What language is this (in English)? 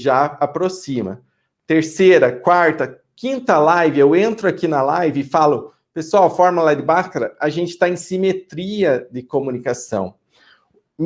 Portuguese